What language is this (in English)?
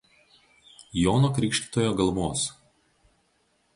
Lithuanian